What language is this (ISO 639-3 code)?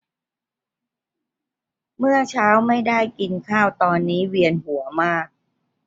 tha